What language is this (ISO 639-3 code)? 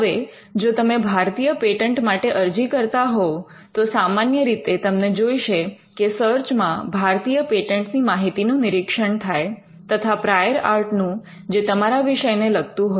guj